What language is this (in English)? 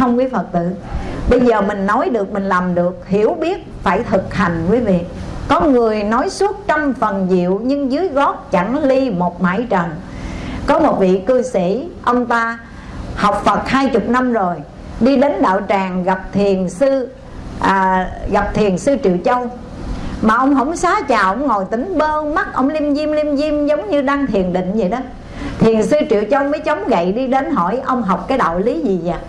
Vietnamese